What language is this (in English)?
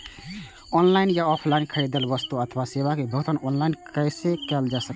Maithili